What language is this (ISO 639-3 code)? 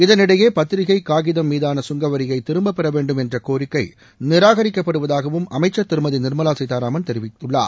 tam